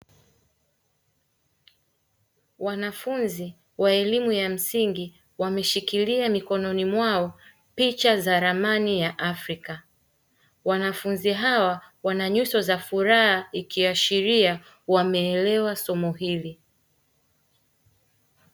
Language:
Swahili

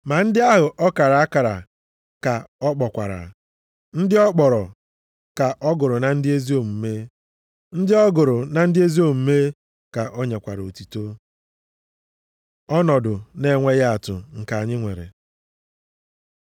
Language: Igbo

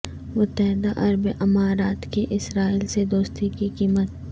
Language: Urdu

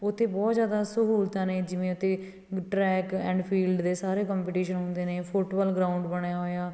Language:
Punjabi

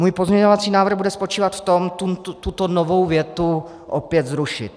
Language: Czech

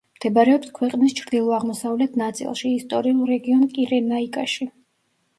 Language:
Georgian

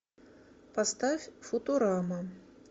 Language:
Russian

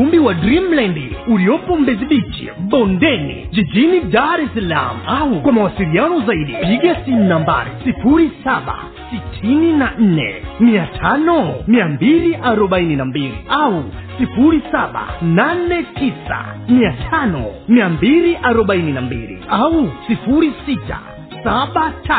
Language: Swahili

